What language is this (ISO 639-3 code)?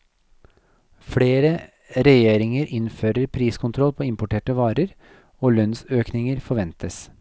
nor